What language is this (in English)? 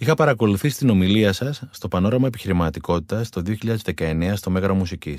Greek